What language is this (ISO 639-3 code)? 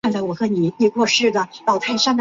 zho